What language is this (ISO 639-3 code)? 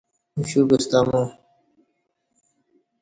bsh